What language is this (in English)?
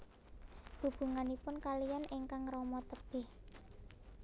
Javanese